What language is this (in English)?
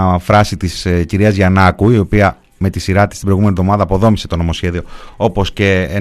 Greek